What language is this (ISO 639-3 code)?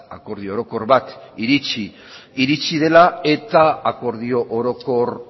eus